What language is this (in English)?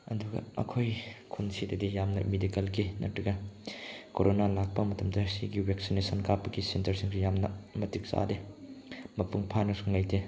Manipuri